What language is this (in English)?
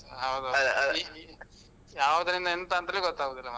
Kannada